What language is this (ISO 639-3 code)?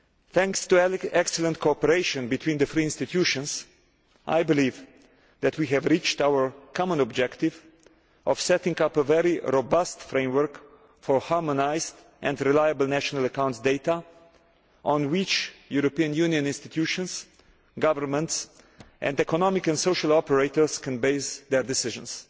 eng